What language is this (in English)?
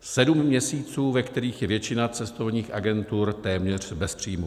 Czech